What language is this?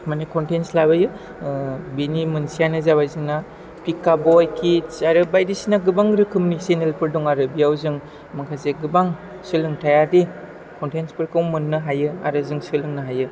Bodo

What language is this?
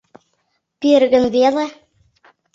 Mari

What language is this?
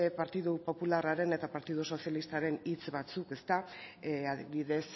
Basque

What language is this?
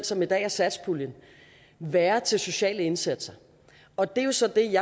Danish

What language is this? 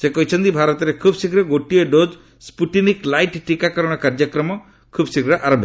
Odia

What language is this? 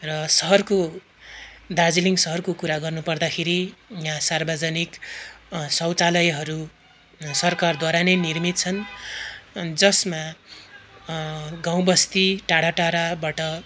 Nepali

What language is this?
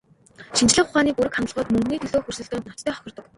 Mongolian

